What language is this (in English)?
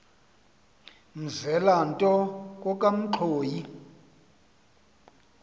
Xhosa